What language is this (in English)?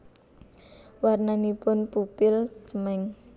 Javanese